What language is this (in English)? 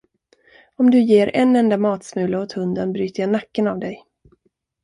Swedish